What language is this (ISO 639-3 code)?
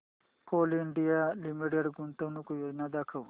mar